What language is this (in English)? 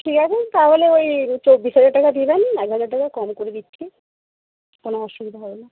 Bangla